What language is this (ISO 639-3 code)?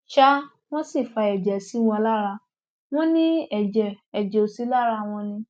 yor